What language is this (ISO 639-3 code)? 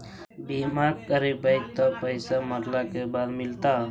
mag